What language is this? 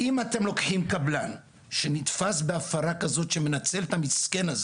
Hebrew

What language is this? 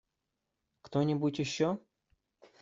Russian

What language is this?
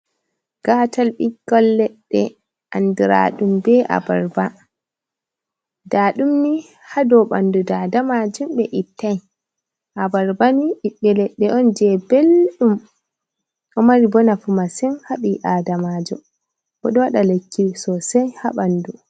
Fula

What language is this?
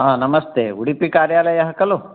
Sanskrit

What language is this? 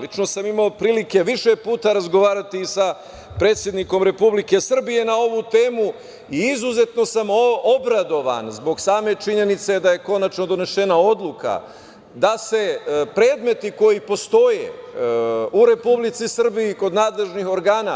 Serbian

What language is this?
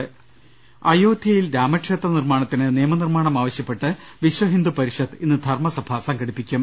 Malayalam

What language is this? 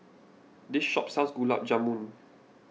English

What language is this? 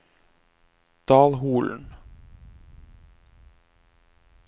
Norwegian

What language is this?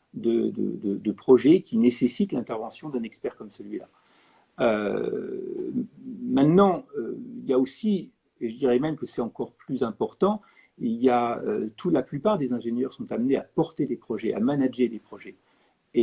French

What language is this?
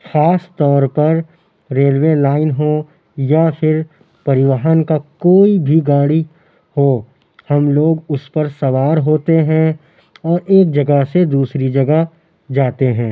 Urdu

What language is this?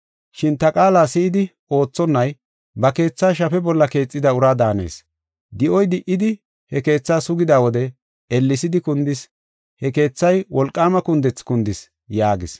Gofa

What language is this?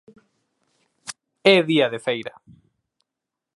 Galician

